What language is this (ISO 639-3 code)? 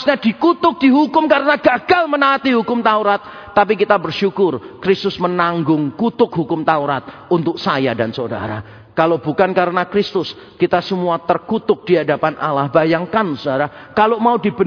ind